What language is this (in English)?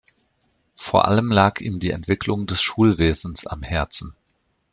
German